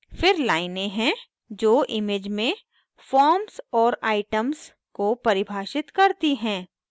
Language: Hindi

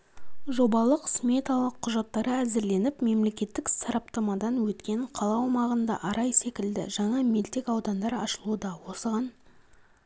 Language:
Kazakh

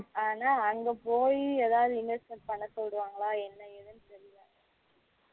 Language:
Tamil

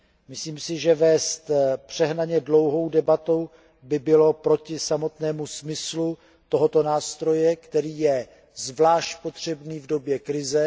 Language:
Czech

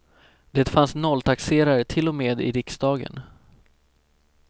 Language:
Swedish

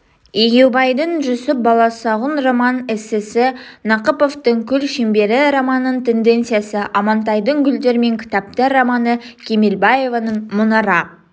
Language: Kazakh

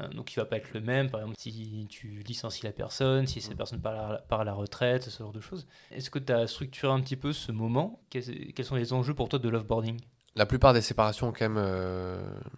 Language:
French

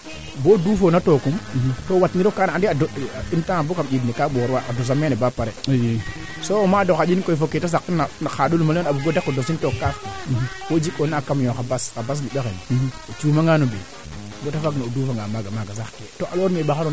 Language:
Serer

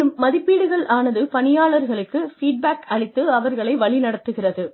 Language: Tamil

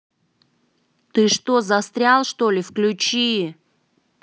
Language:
Russian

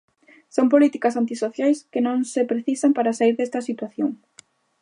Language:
Galician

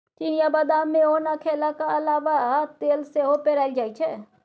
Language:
Maithili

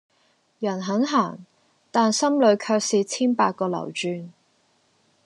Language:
Cantonese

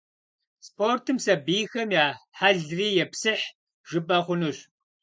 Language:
Kabardian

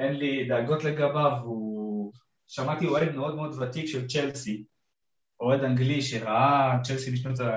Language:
Hebrew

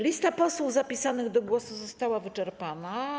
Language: Polish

